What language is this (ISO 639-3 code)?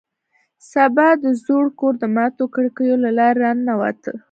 pus